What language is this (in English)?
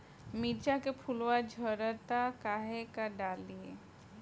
Bhojpuri